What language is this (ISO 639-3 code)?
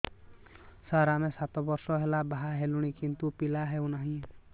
ori